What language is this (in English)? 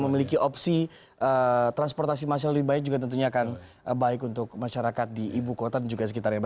Indonesian